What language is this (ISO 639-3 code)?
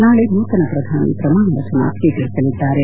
kan